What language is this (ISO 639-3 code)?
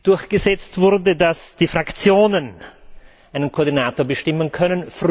deu